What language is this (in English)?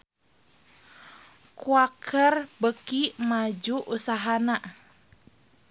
Sundanese